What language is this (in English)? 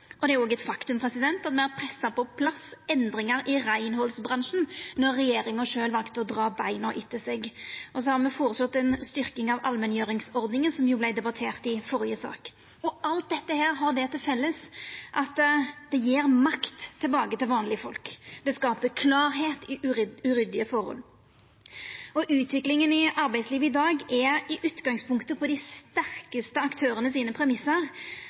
Norwegian Nynorsk